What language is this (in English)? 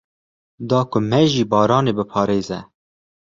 Kurdish